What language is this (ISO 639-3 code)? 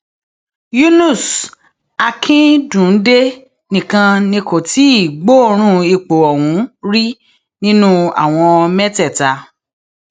yor